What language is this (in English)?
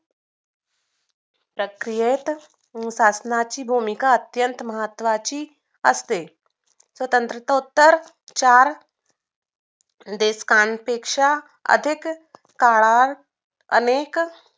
Marathi